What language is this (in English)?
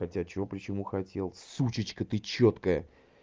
Russian